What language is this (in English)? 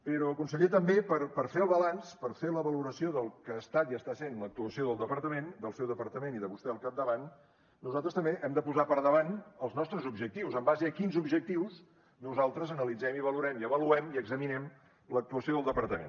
Catalan